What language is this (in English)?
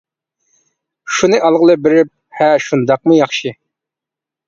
Uyghur